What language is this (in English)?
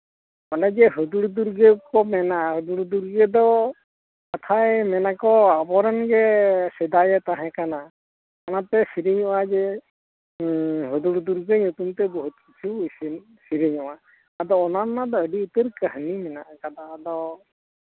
Santali